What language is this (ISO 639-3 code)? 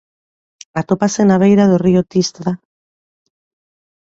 glg